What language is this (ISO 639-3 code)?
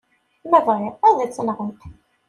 kab